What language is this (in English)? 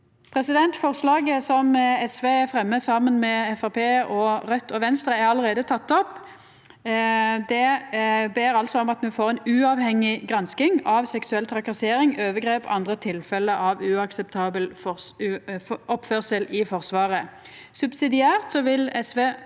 Norwegian